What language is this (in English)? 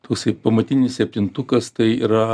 Lithuanian